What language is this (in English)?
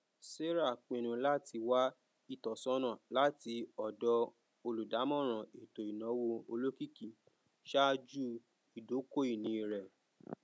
Yoruba